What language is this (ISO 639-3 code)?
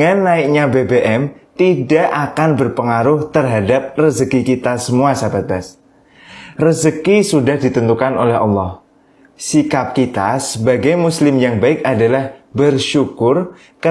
ind